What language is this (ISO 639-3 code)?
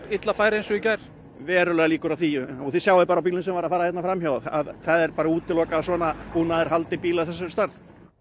isl